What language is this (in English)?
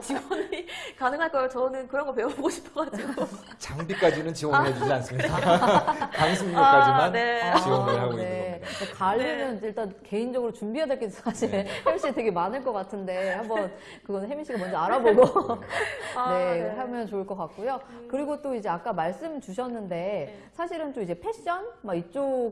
Korean